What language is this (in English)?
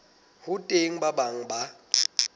Southern Sotho